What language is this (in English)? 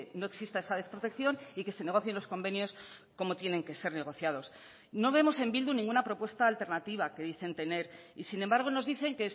Spanish